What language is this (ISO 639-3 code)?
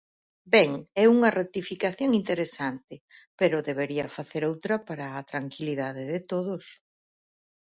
glg